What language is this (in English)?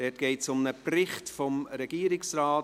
Swiss German